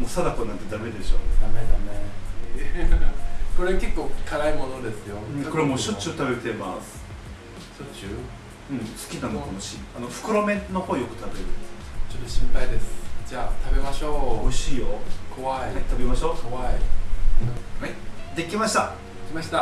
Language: Japanese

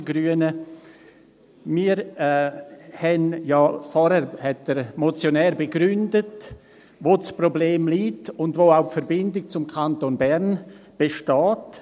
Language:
Swiss German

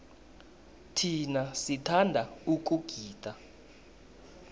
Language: South Ndebele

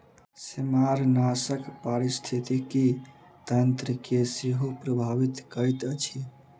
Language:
Maithili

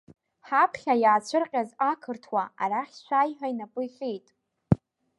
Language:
Abkhazian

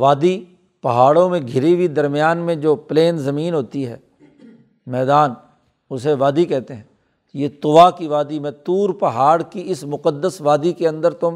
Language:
Urdu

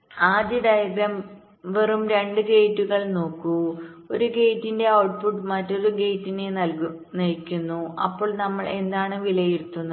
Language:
Malayalam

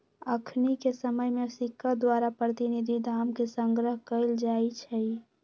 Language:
Magahi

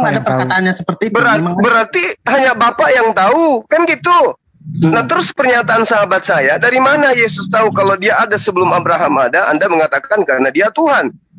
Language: Indonesian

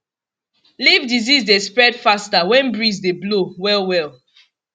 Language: Nigerian Pidgin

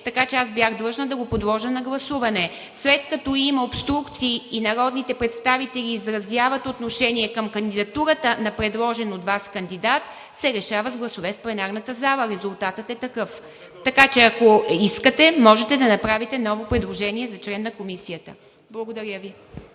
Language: Bulgarian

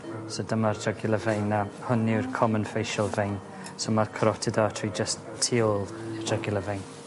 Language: Welsh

